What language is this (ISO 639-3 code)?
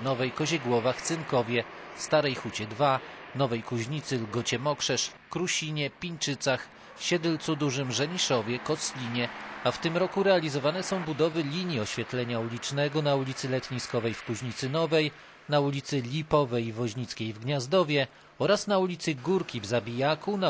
pol